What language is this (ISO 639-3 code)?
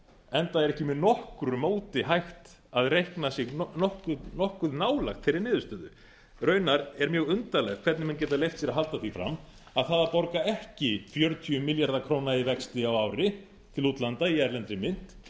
isl